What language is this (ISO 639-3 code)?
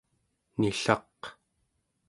esu